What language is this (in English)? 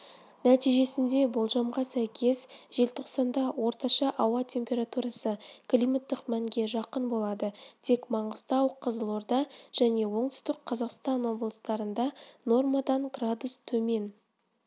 Kazakh